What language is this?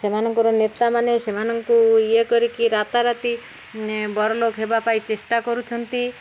Odia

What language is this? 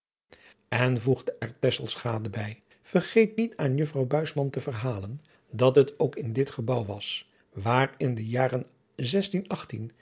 Dutch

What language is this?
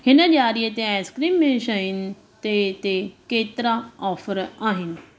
Sindhi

